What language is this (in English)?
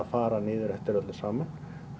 Icelandic